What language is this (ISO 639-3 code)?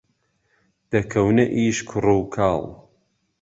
ckb